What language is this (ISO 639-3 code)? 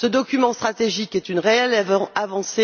fra